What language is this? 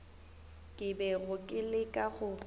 Northern Sotho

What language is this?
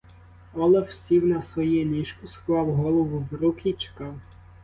Ukrainian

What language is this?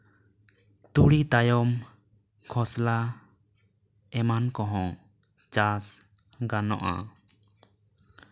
Santali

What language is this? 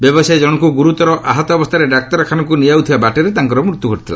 Odia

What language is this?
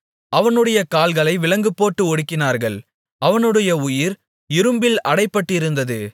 Tamil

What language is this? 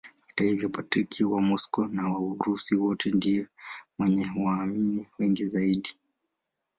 Swahili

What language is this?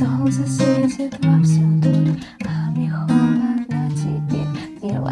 Russian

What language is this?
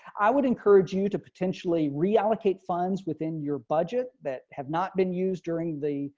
English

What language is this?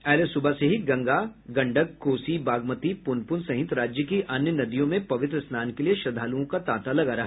Hindi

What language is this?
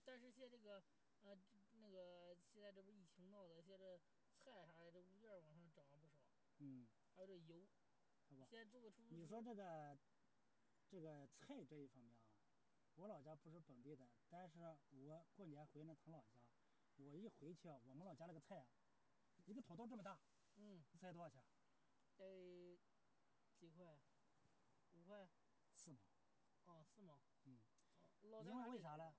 Chinese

